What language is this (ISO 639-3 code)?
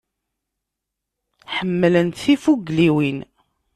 kab